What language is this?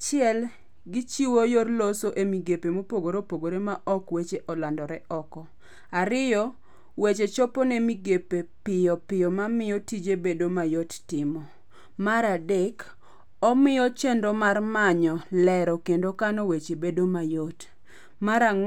Luo (Kenya and Tanzania)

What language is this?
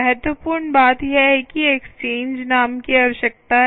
Hindi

